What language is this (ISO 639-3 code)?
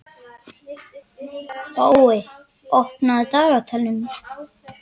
isl